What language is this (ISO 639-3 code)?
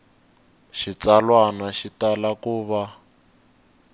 tso